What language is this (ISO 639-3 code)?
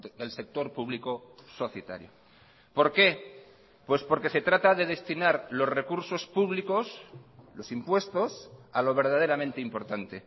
spa